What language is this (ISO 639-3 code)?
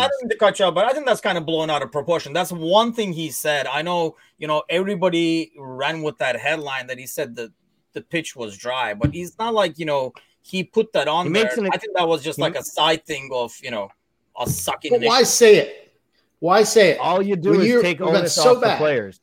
eng